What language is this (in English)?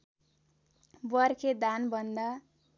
Nepali